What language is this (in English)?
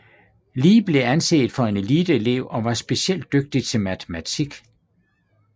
Danish